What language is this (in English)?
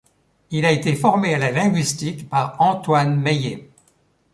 French